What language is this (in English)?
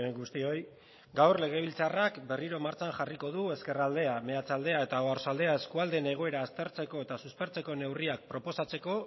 Basque